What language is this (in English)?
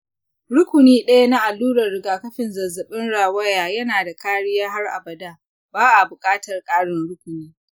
Hausa